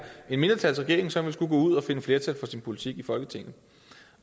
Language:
Danish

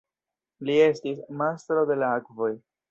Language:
Esperanto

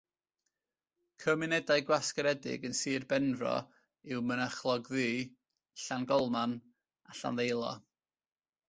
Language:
Welsh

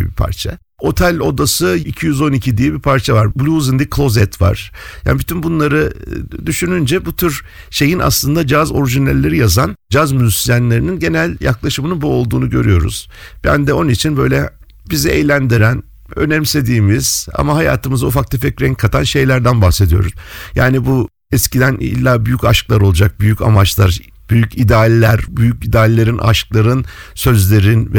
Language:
Turkish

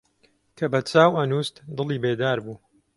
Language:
Central Kurdish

